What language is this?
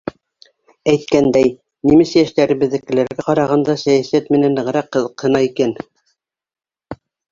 Bashkir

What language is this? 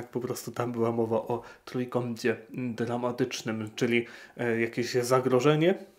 Polish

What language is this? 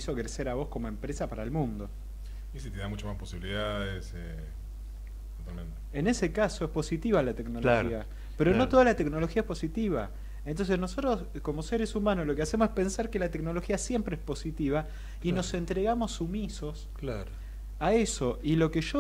Spanish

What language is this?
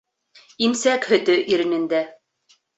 Bashkir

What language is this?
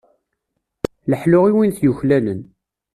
Kabyle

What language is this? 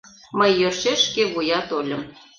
Mari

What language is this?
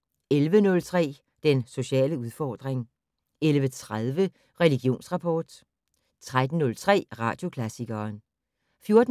Danish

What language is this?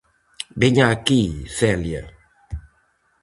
Galician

